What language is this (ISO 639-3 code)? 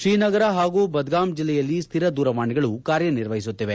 kan